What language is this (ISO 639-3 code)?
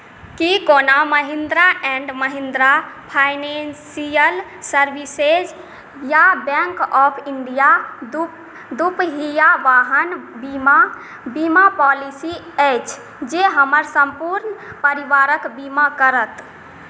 mai